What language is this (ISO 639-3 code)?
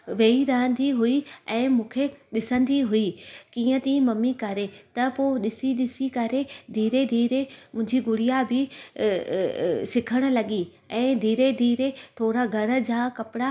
snd